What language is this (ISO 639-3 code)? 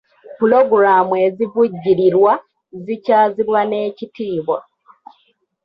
lug